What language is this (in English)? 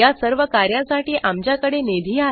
Marathi